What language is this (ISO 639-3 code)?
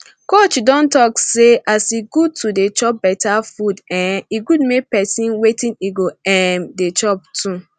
pcm